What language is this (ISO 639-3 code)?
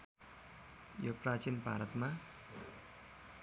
nep